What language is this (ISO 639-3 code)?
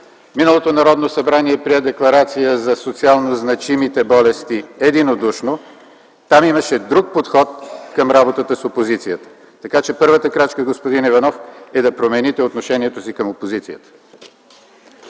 bul